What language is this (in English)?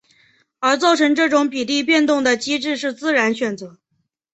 Chinese